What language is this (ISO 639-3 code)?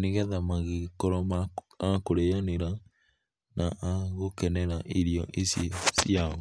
kik